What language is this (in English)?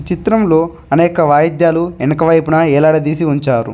Telugu